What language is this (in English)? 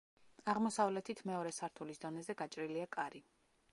Georgian